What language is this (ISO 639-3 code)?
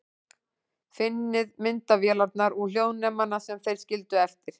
isl